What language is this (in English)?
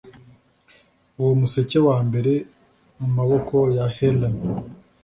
Kinyarwanda